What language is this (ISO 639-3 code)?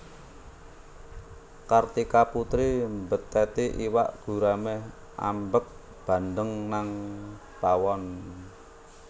jav